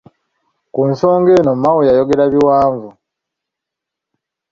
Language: Ganda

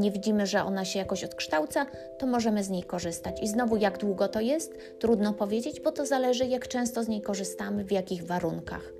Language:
Polish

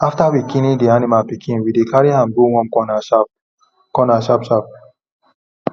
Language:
Nigerian Pidgin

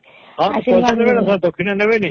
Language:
Odia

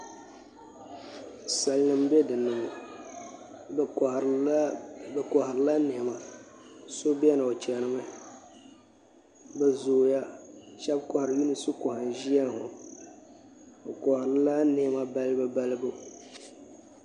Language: Dagbani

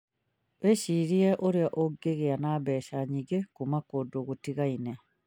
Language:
Kikuyu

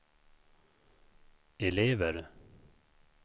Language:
Swedish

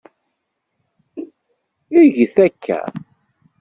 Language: Kabyle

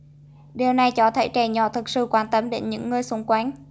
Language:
Vietnamese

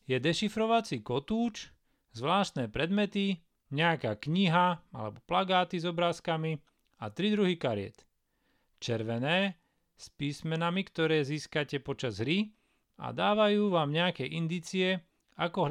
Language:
Slovak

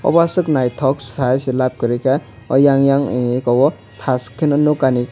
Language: Kok Borok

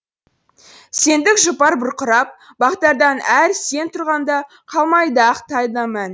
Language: Kazakh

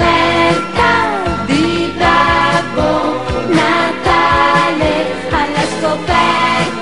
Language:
Greek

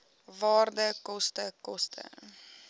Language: Afrikaans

